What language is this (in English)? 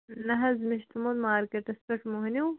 Kashmiri